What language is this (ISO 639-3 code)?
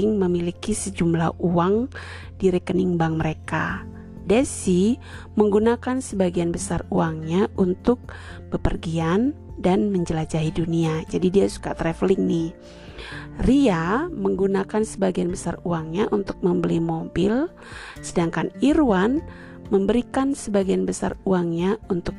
ind